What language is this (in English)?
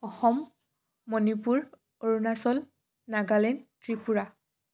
Assamese